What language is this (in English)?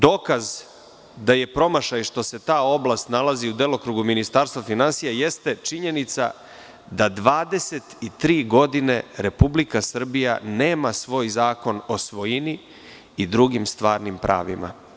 Serbian